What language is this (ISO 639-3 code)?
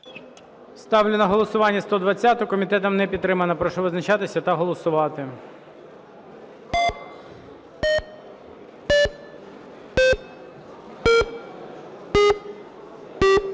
ukr